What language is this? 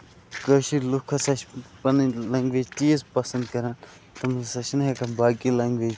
Kashmiri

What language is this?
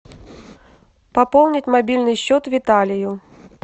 Russian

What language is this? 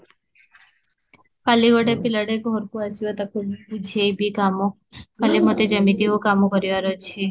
Odia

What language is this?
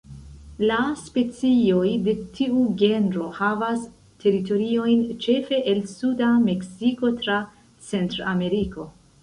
Esperanto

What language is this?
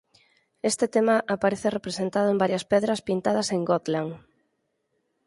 Galician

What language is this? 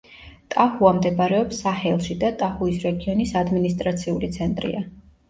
Georgian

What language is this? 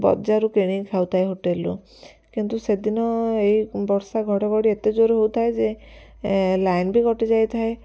Odia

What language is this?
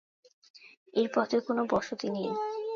Bangla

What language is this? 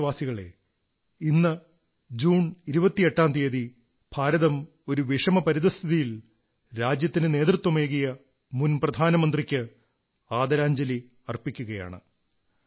Malayalam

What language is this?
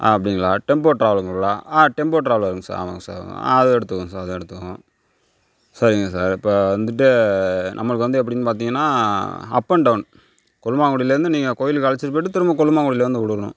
Tamil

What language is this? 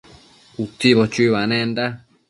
Matsés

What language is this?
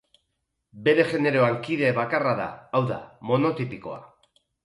Basque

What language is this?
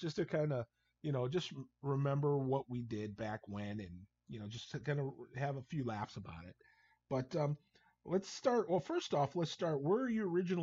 English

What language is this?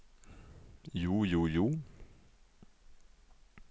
Norwegian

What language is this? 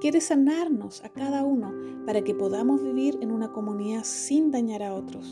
Spanish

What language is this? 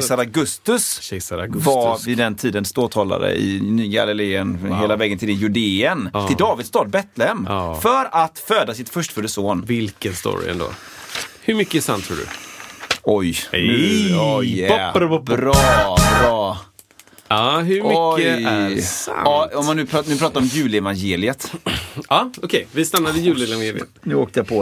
Swedish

